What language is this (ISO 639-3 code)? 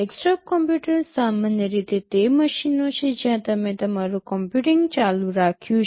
guj